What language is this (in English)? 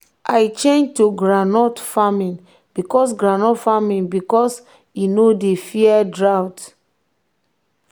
Nigerian Pidgin